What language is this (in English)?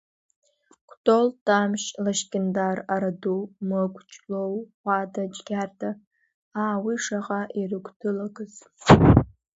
Abkhazian